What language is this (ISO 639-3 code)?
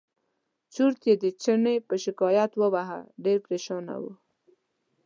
pus